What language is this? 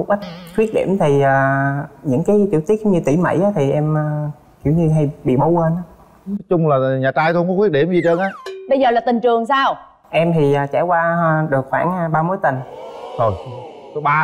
Vietnamese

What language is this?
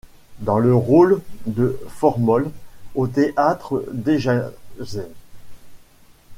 French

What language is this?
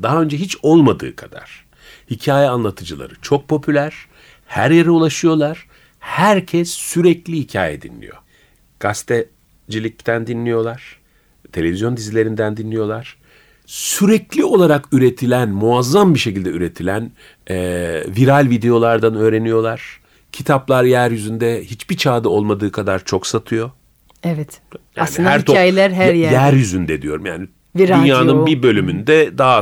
Turkish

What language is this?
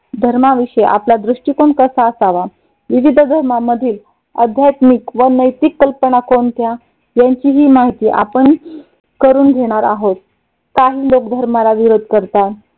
Marathi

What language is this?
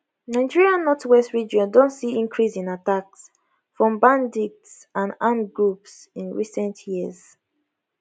Nigerian Pidgin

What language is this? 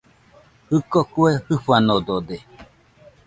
Nüpode Huitoto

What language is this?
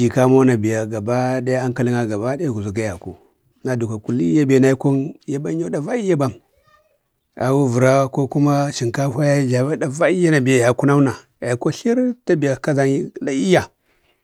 Bade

